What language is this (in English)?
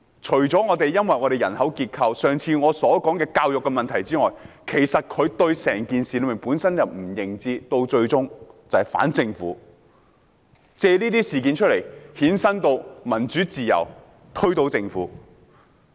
Cantonese